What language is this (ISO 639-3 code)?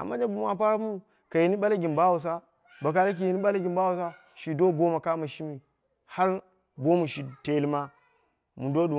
kna